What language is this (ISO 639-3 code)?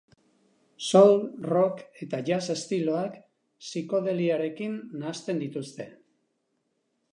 eus